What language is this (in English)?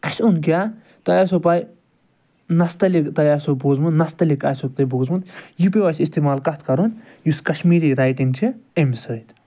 Kashmiri